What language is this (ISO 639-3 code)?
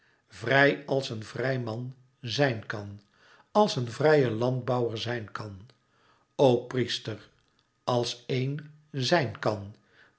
nld